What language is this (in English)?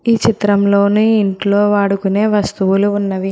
Telugu